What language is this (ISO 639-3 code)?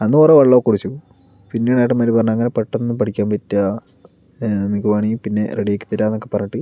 mal